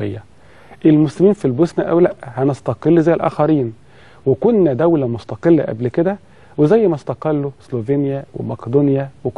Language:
Arabic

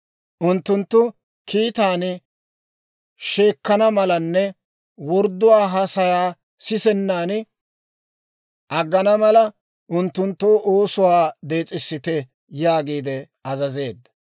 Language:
Dawro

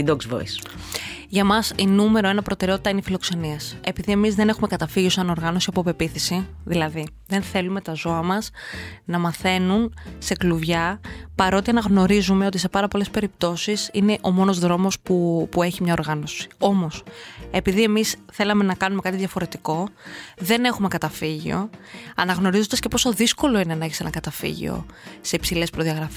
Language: Greek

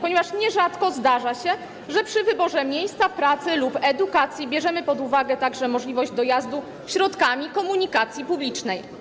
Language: Polish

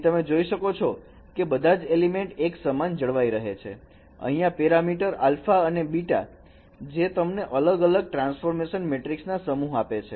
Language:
Gujarati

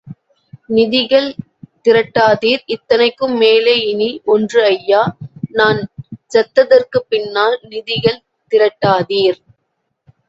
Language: Tamil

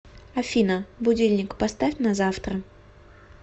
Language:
Russian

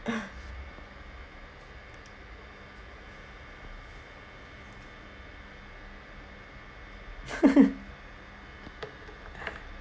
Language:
English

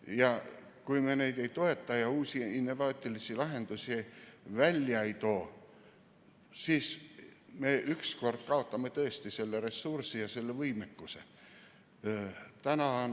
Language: Estonian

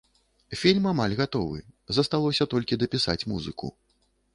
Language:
Belarusian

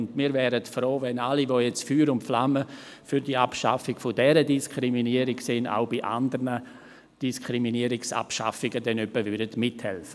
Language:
Swiss German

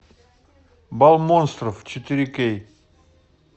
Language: Russian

